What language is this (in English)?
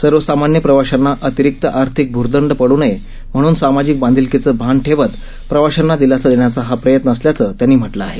Marathi